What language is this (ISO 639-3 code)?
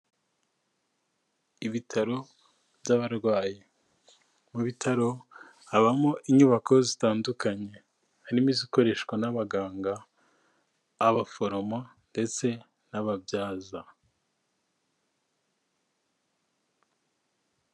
kin